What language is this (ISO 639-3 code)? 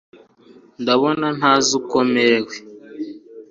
kin